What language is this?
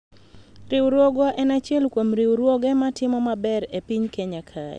Luo (Kenya and Tanzania)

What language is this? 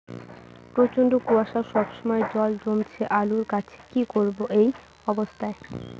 Bangla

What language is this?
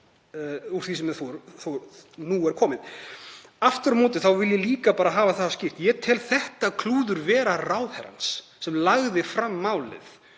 Icelandic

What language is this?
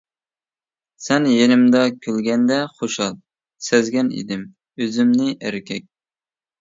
Uyghur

